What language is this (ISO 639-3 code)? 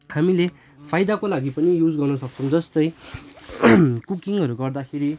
nep